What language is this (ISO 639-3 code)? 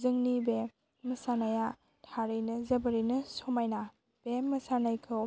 brx